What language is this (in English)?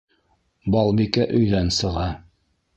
Bashkir